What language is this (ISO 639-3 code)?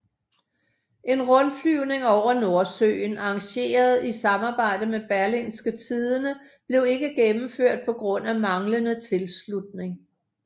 dan